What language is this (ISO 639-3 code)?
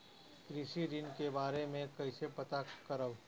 bho